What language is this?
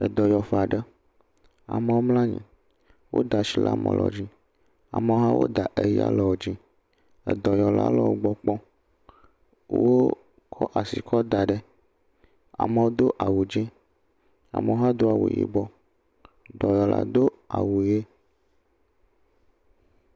Ewe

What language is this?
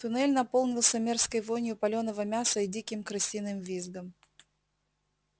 Russian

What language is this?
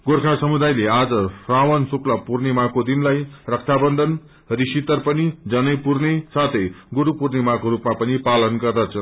Nepali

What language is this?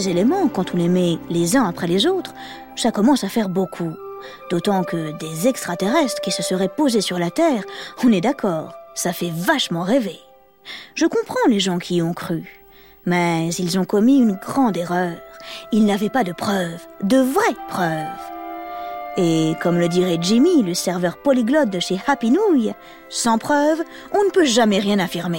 French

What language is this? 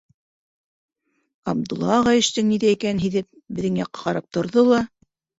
Bashkir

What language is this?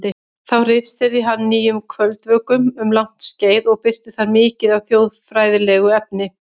Icelandic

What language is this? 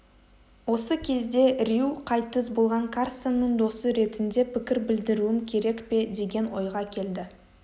Kazakh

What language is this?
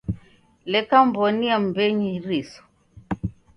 Taita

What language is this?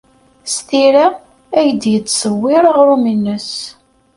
Kabyle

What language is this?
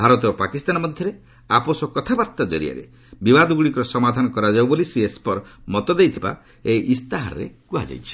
Odia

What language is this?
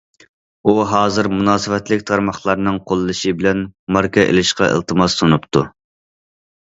Uyghur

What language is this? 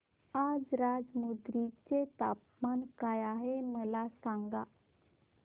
Marathi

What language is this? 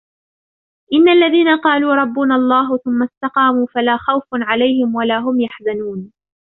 Arabic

